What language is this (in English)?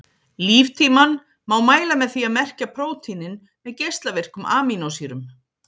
Icelandic